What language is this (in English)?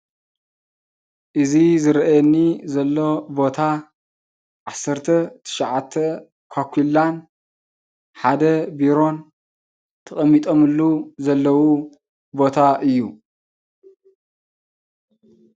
Tigrinya